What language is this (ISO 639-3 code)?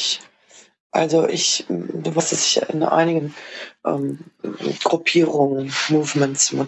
deu